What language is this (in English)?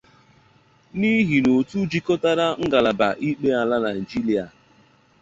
Igbo